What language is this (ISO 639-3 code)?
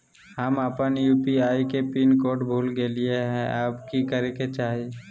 mag